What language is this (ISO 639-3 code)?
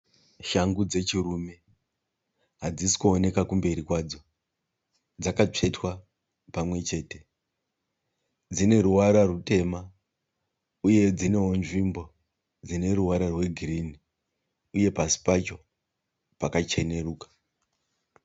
sna